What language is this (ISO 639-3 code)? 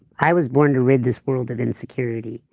eng